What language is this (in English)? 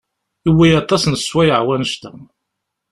Kabyle